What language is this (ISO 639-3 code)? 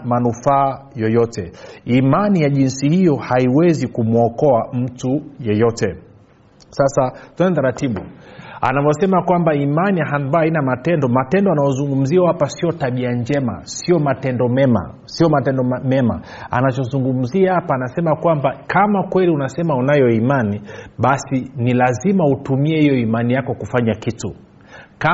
swa